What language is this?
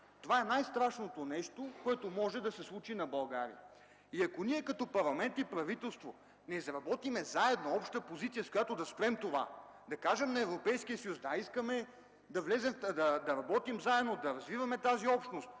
Bulgarian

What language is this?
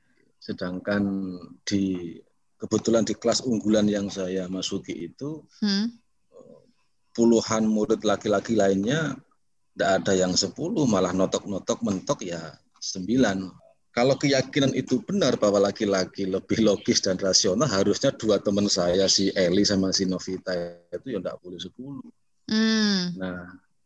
Indonesian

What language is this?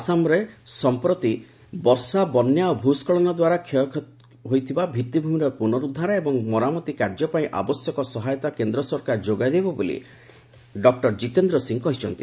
Odia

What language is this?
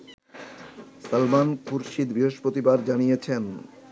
Bangla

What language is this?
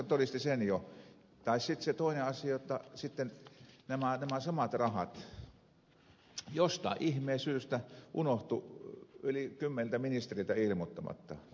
Finnish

